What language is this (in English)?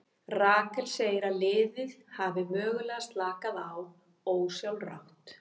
Icelandic